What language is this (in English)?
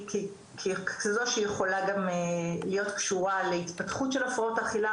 Hebrew